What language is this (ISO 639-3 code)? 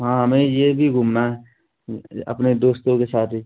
hin